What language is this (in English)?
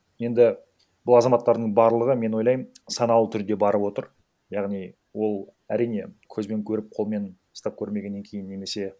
Kazakh